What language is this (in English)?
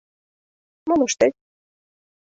Mari